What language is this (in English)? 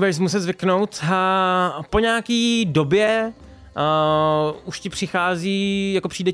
Czech